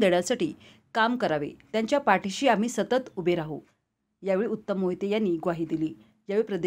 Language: Marathi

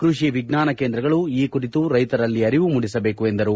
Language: Kannada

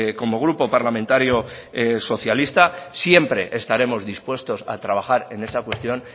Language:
Spanish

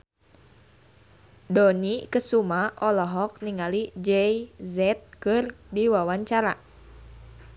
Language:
Sundanese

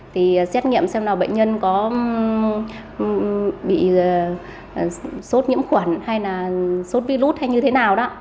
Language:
Vietnamese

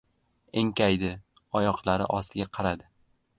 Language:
Uzbek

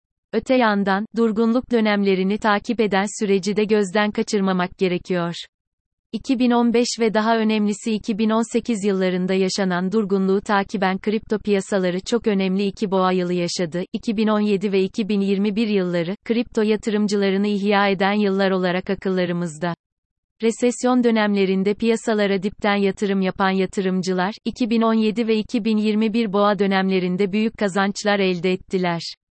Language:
Turkish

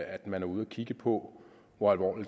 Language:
Danish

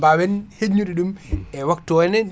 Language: Fula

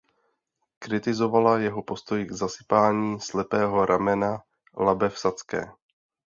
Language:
Czech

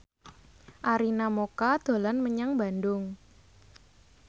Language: Javanese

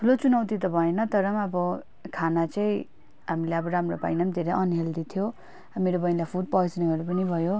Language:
Nepali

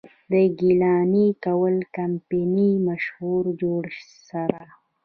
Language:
Pashto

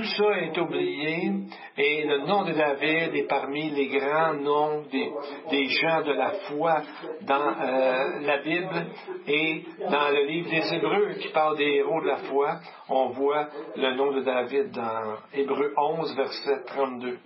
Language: French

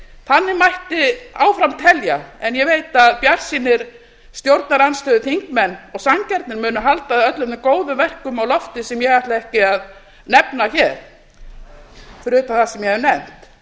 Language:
Icelandic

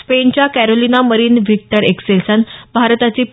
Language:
Marathi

